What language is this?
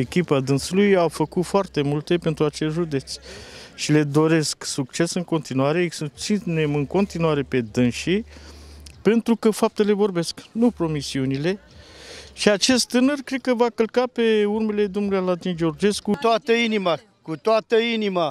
Romanian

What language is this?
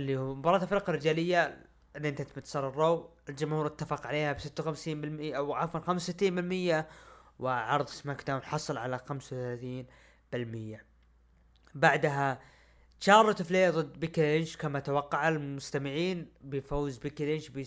Arabic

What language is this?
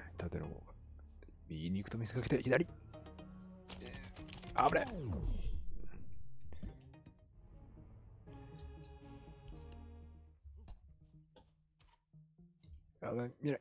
Japanese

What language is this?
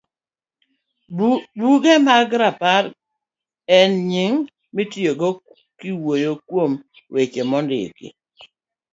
Luo (Kenya and Tanzania)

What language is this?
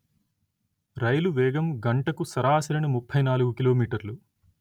Telugu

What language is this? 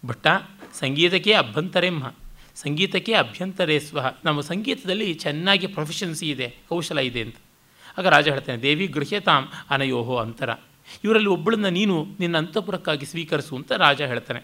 Kannada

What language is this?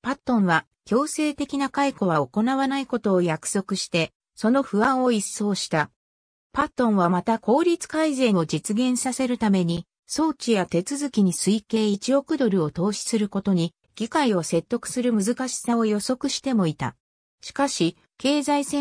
Japanese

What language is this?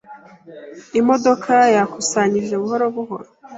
Kinyarwanda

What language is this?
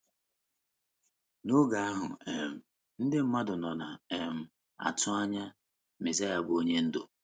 Igbo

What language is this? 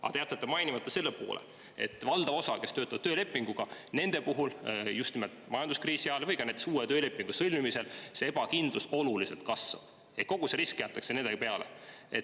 Estonian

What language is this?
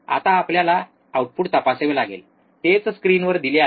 Marathi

